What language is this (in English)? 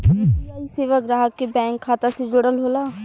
Bhojpuri